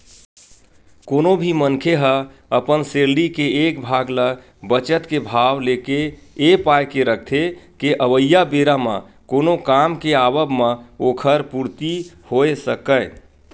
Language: Chhattisgarhi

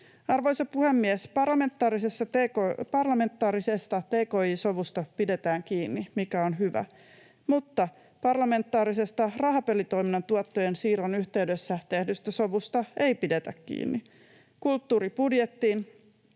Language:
Finnish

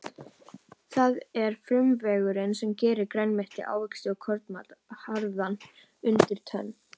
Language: Icelandic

